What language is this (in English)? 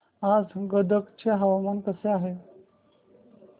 Marathi